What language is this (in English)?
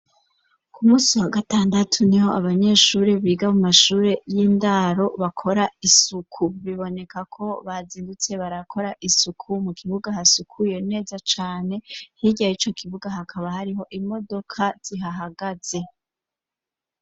Rundi